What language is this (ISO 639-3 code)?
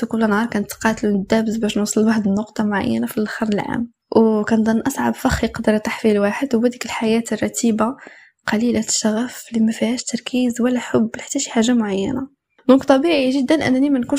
ara